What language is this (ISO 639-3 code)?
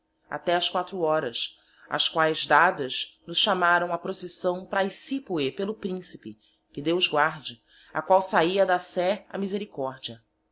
por